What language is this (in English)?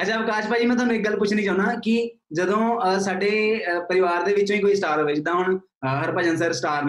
Punjabi